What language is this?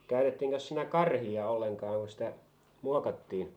Finnish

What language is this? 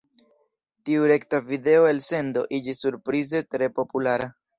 Esperanto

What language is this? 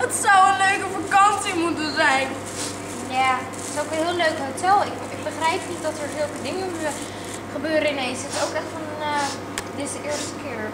Dutch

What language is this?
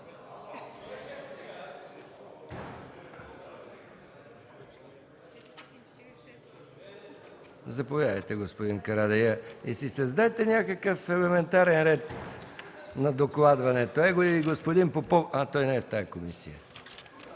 Bulgarian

